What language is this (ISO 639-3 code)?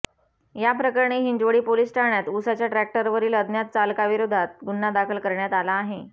mar